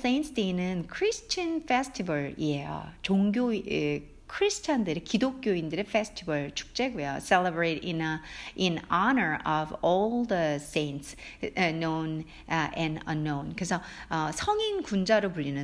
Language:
Korean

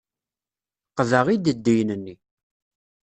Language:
Kabyle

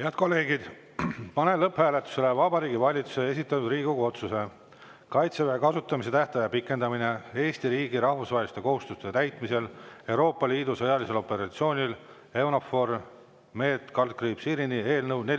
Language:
Estonian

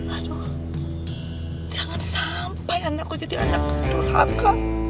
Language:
Indonesian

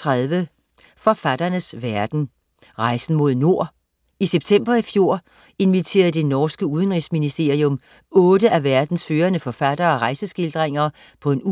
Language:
Danish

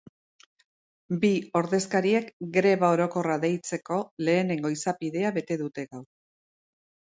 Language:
Basque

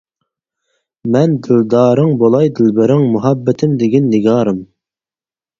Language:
Uyghur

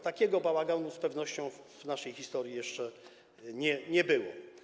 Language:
Polish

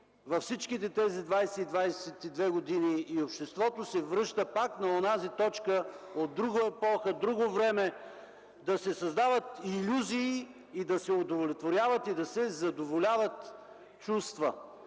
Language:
Bulgarian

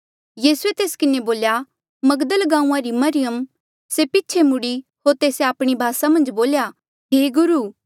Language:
Mandeali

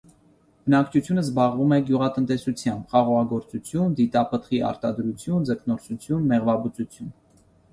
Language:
Armenian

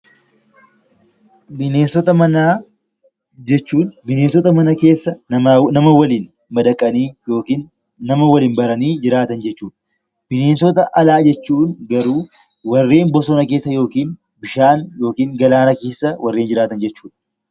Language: Oromo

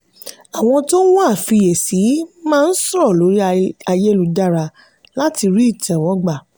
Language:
Yoruba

